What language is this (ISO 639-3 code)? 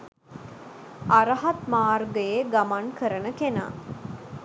sin